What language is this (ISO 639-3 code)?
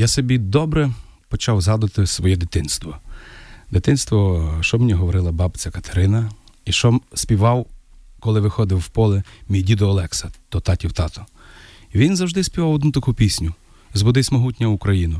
ukr